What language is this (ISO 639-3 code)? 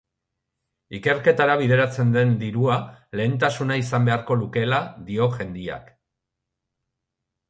eus